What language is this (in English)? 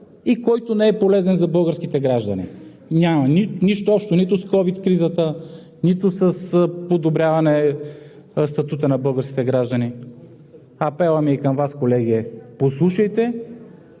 Bulgarian